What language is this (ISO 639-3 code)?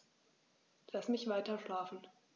deu